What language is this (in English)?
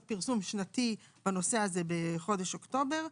Hebrew